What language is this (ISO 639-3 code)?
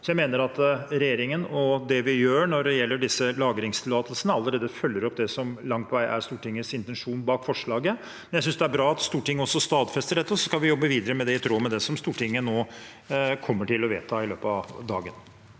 nor